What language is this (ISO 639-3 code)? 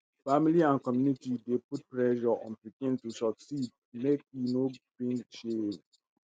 pcm